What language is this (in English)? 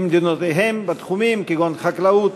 Hebrew